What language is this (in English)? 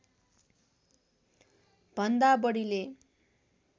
Nepali